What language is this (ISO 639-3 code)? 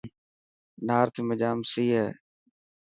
mki